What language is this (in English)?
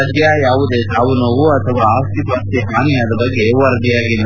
Kannada